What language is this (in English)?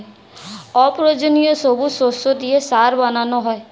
Bangla